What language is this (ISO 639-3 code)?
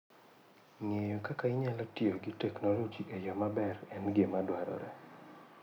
luo